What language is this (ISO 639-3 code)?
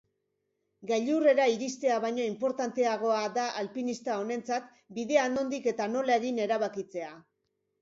eus